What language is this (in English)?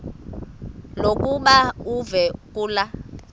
Xhosa